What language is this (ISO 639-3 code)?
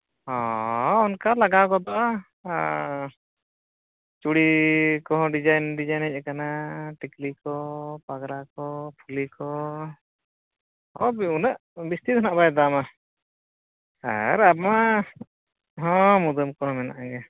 sat